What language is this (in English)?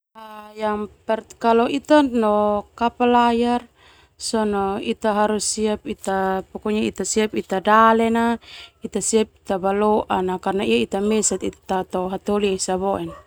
Termanu